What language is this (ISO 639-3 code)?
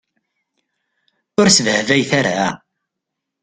kab